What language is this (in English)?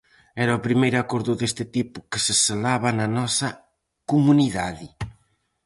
Galician